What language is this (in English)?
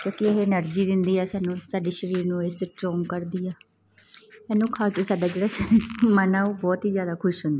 Punjabi